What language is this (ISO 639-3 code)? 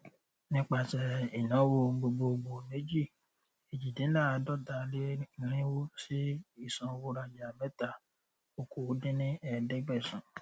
yor